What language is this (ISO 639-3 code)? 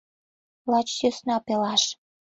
chm